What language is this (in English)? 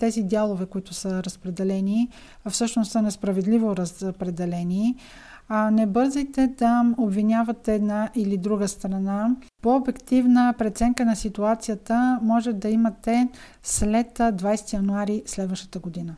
Bulgarian